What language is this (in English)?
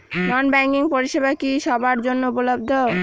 Bangla